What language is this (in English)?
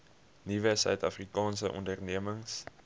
Afrikaans